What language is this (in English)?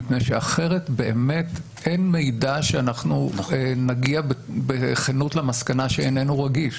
Hebrew